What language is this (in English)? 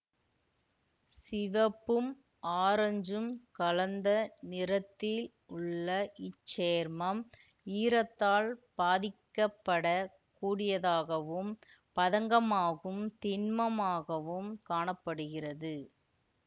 Tamil